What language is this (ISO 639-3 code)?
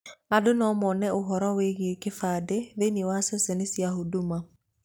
kik